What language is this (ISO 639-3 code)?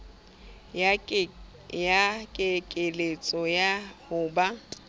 sot